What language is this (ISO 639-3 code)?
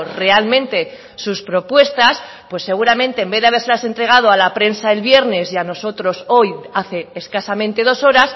spa